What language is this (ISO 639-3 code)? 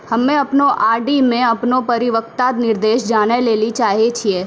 mai